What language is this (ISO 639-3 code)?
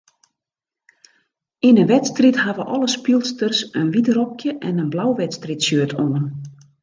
fry